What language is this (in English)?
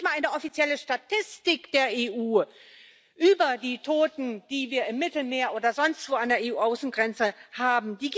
German